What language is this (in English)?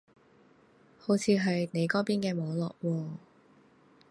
Cantonese